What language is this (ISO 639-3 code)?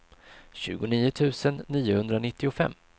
swe